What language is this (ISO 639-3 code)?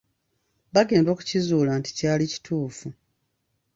lug